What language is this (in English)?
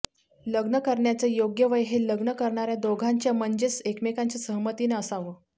Marathi